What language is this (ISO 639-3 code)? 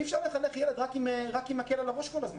heb